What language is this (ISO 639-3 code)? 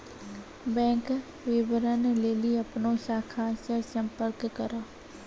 mai